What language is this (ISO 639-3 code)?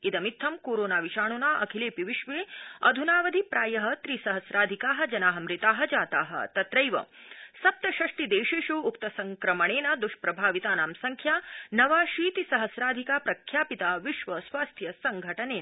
san